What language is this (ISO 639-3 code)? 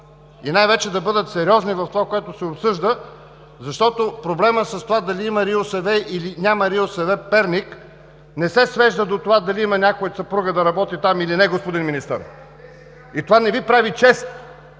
bul